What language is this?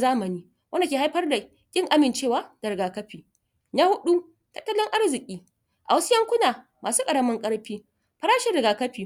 Hausa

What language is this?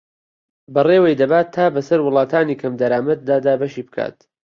Central Kurdish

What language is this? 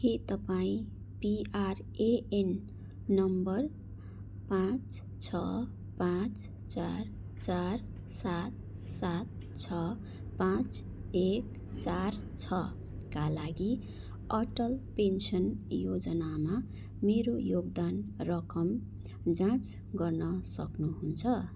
Nepali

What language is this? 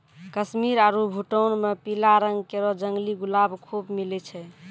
Maithili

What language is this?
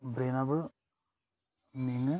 Bodo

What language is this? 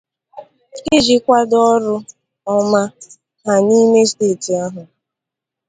Igbo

